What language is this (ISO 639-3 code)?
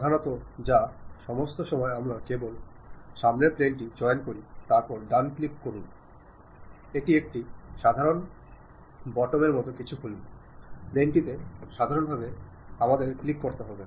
ben